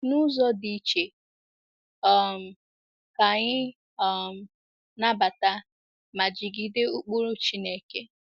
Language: Igbo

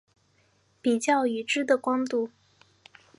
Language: Chinese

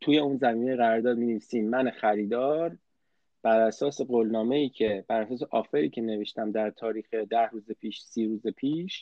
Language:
Persian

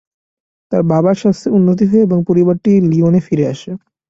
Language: Bangla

